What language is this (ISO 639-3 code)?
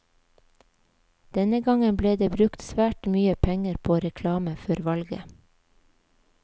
nor